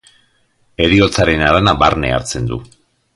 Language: Basque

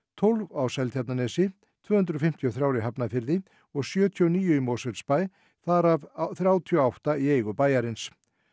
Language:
Icelandic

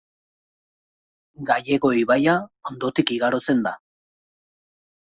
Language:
Basque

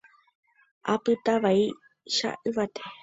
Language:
Guarani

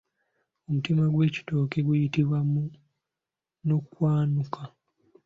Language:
Ganda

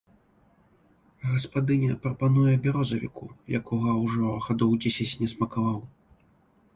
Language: Belarusian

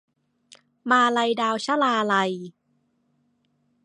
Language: Thai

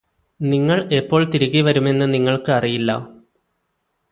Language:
Malayalam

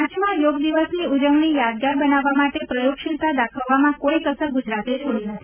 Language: Gujarati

